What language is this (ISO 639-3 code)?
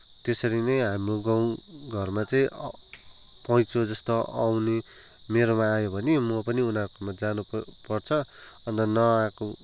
nep